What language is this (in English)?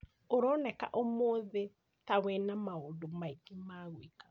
Kikuyu